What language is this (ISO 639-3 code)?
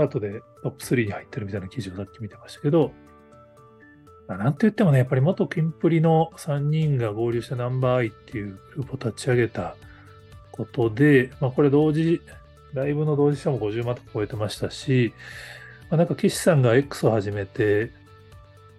jpn